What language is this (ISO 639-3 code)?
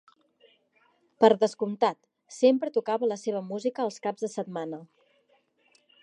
cat